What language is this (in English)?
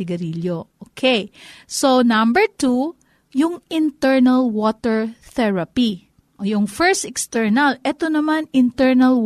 Filipino